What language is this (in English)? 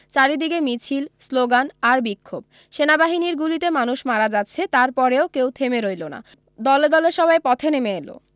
Bangla